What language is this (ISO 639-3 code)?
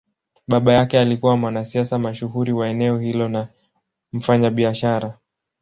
swa